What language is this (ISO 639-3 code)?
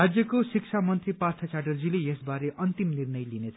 nep